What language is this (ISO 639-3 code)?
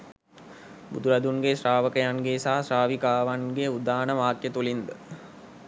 sin